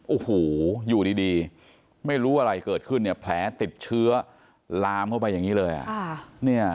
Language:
Thai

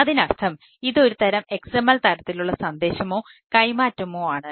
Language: Malayalam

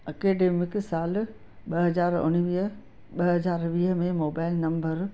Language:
Sindhi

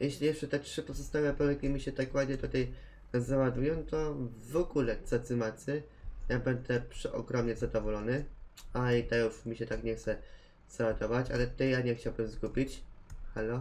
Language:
Polish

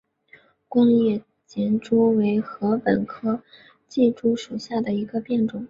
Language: Chinese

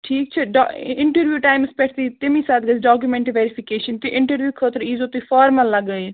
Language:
Kashmiri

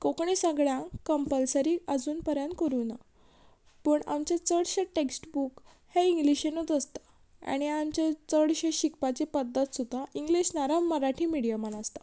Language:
Konkani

